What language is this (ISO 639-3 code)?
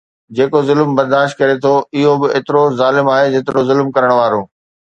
snd